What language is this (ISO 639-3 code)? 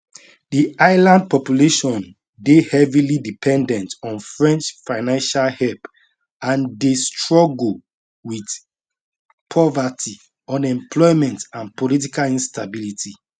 pcm